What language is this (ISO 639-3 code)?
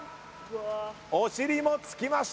jpn